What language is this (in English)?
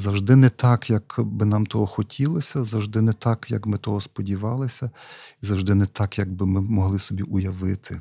Ukrainian